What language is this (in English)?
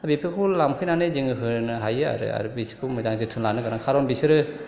Bodo